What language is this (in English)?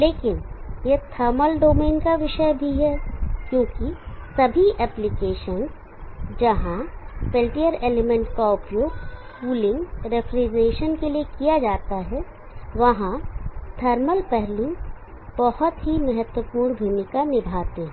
Hindi